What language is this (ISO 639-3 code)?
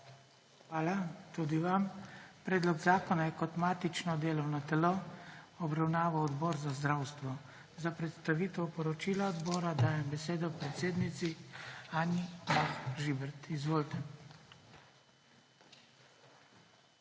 slv